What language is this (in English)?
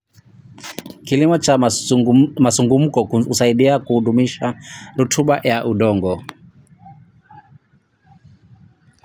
Kalenjin